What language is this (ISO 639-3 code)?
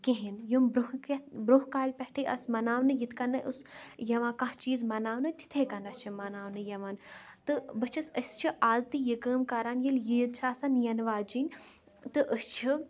kas